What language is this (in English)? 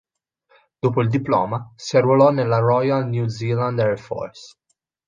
Italian